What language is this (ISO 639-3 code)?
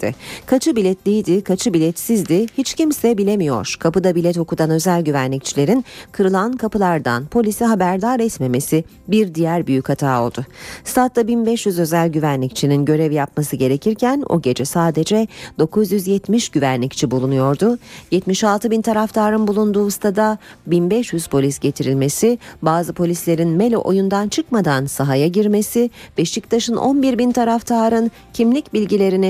tur